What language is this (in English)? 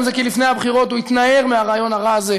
Hebrew